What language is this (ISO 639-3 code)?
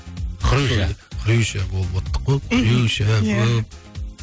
kaz